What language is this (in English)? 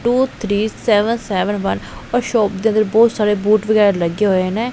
Punjabi